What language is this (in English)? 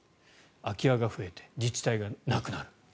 Japanese